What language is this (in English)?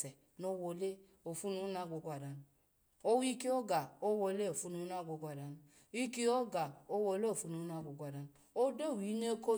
Alago